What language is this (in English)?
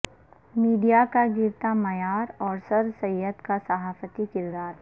Urdu